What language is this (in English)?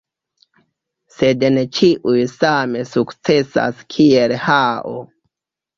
Esperanto